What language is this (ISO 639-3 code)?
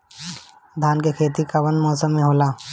bho